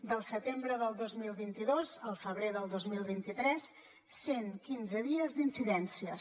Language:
Catalan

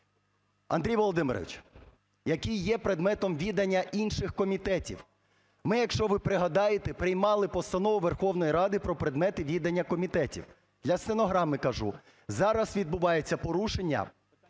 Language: Ukrainian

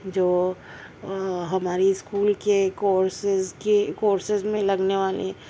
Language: Urdu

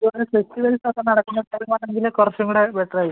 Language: Malayalam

